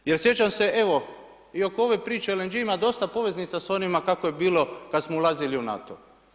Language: Croatian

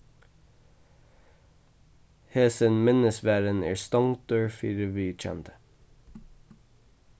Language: Faroese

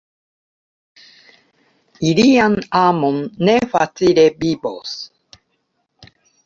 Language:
Esperanto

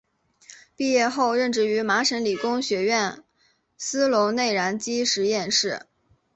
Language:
Chinese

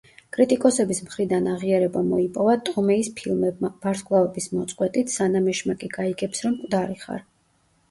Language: Georgian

